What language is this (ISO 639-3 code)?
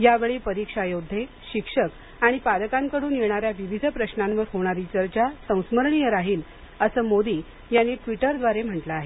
mar